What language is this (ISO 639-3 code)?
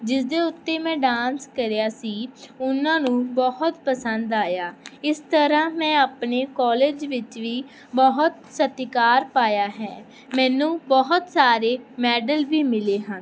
pan